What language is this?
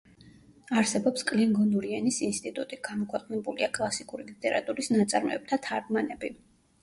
Georgian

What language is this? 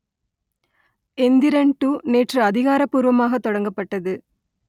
Tamil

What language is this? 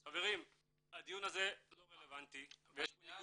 Hebrew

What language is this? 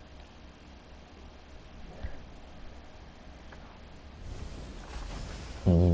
Romanian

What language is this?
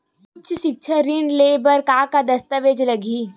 Chhattisgarhi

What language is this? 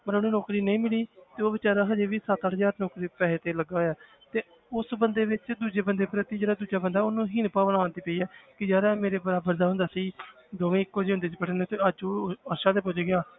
Punjabi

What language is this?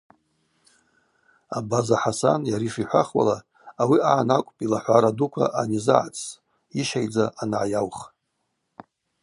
Abaza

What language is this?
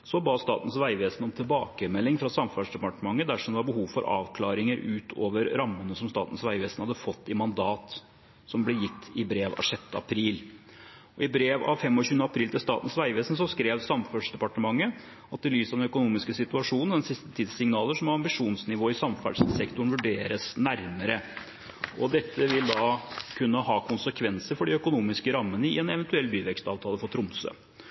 Norwegian Bokmål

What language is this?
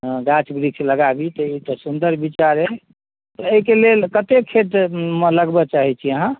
Maithili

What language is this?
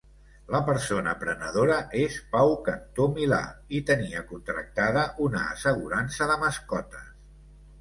Catalan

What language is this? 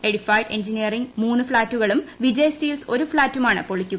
Malayalam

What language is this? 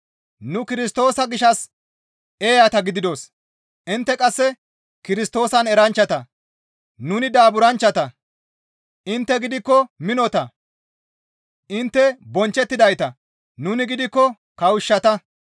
Gamo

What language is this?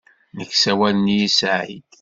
Kabyle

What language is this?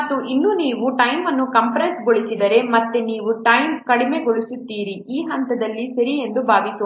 Kannada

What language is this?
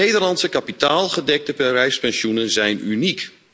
Dutch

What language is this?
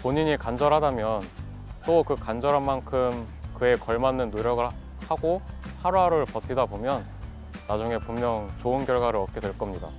Korean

